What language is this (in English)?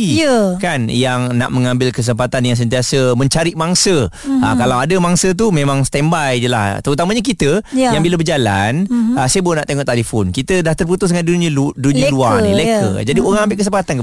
Malay